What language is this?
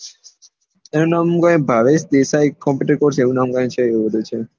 Gujarati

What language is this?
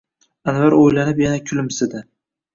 Uzbek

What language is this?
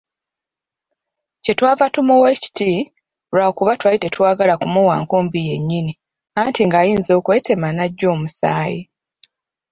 Ganda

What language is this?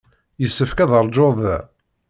Kabyle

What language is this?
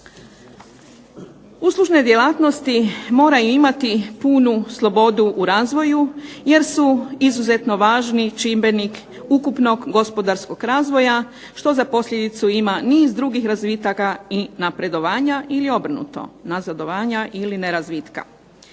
Croatian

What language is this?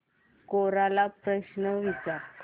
Marathi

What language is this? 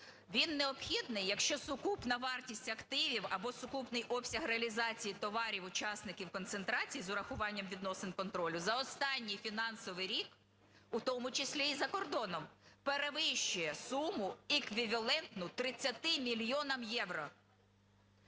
Ukrainian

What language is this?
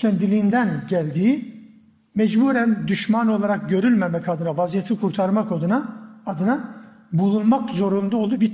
Turkish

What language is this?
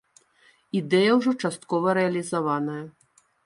Belarusian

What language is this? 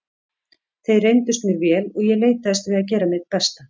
Icelandic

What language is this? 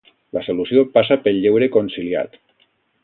Catalan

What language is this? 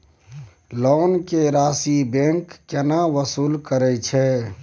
Maithili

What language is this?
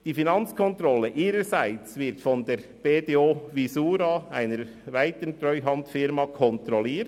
Swiss German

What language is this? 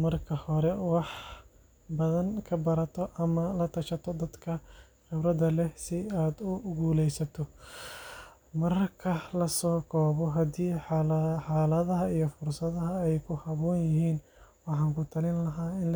Somali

